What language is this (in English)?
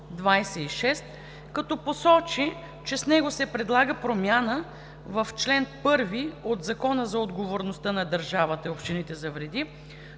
Bulgarian